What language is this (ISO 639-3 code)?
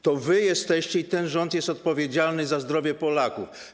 pol